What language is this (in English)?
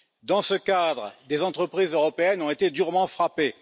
French